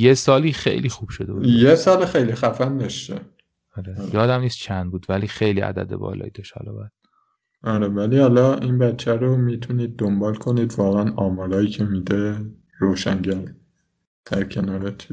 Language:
Persian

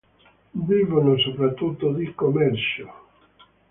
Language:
Italian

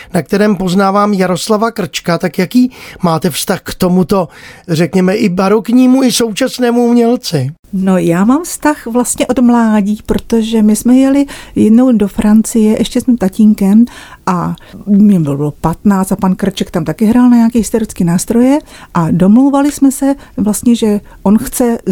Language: Czech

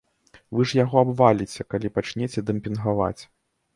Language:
Belarusian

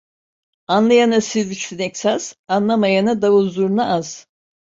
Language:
Turkish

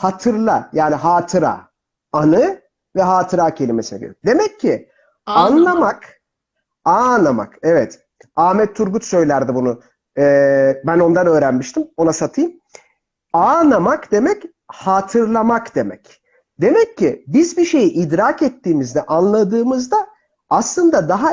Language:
Turkish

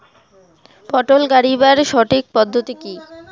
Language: Bangla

